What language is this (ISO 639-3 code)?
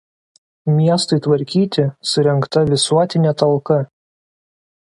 lit